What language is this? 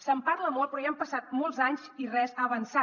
Catalan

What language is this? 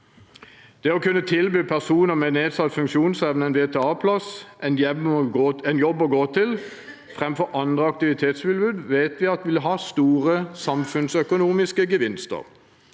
Norwegian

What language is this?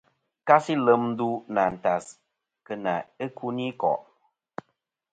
Kom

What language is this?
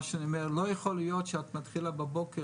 Hebrew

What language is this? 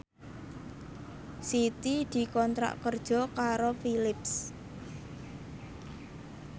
Javanese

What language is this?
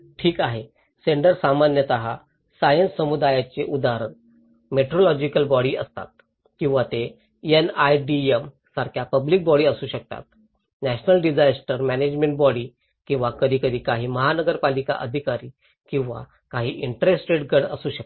Marathi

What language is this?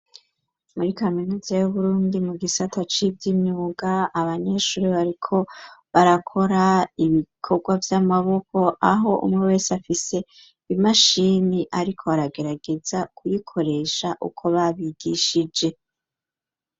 Rundi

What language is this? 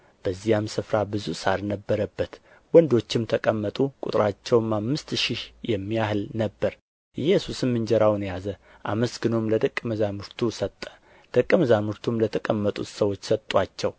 Amharic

